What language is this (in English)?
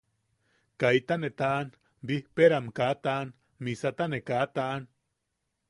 Yaqui